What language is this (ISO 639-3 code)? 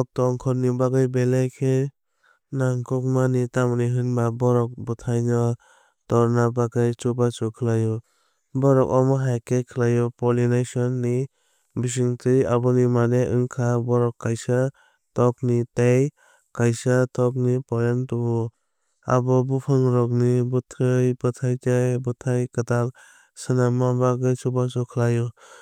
trp